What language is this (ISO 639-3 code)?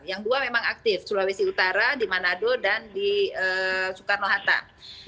ind